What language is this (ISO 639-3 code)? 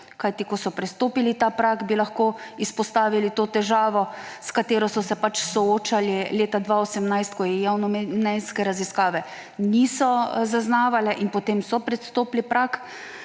slv